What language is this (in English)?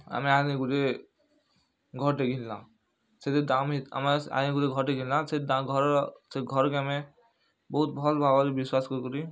Odia